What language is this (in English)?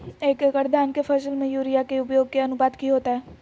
Magahi